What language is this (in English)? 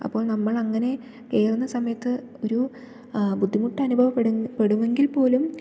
Malayalam